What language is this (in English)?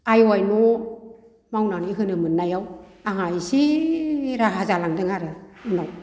Bodo